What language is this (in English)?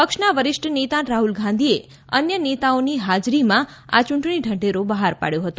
Gujarati